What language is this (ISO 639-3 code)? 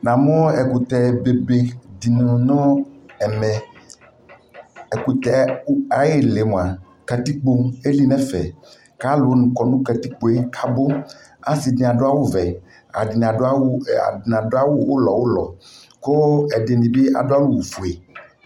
kpo